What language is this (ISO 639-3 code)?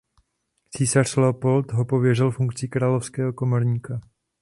ces